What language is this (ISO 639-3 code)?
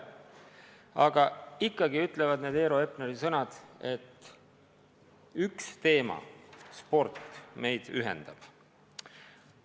est